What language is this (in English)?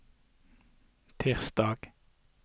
Norwegian